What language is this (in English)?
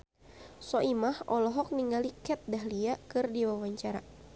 Sundanese